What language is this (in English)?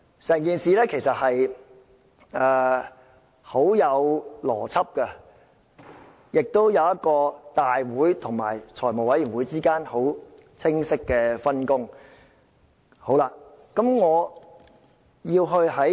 Cantonese